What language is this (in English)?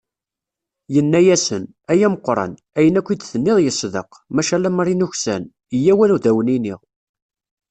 Kabyle